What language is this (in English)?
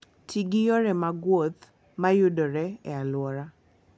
Luo (Kenya and Tanzania)